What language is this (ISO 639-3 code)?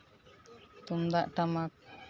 sat